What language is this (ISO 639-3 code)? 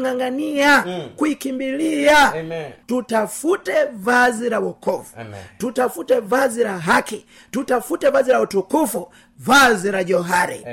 swa